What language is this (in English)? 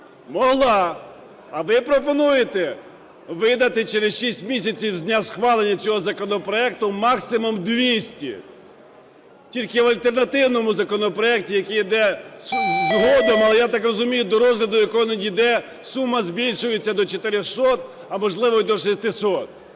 Ukrainian